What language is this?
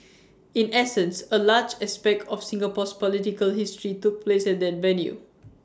English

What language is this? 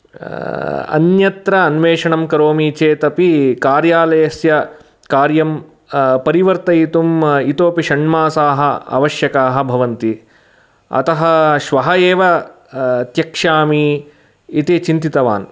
Sanskrit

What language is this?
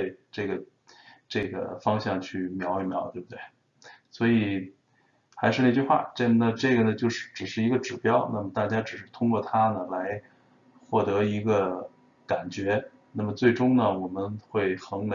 Chinese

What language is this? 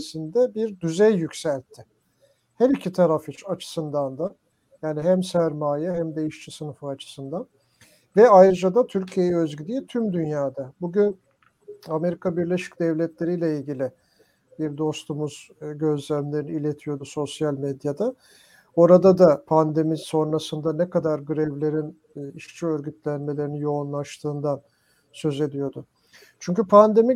Turkish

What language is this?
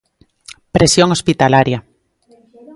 Galician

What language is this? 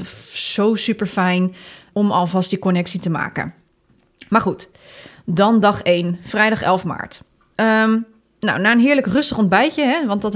Dutch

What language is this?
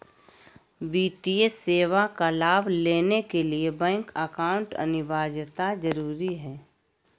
Magahi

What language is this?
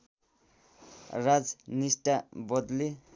Nepali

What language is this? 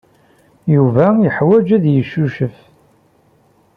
Kabyle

